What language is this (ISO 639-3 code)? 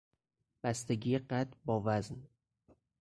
fas